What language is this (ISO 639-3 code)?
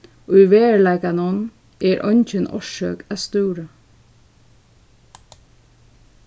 fao